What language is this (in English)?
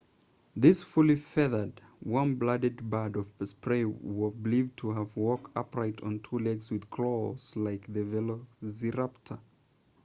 English